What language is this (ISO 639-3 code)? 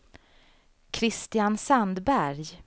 swe